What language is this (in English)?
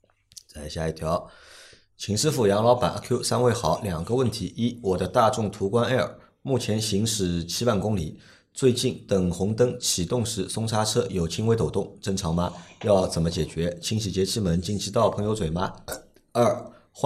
Chinese